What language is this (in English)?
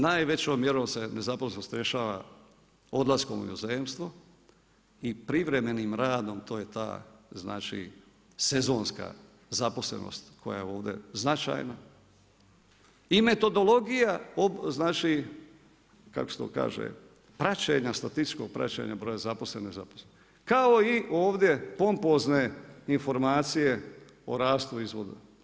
Croatian